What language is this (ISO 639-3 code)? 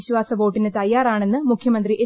mal